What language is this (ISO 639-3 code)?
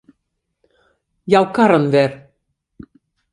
fry